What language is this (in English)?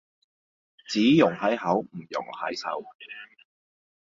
Cantonese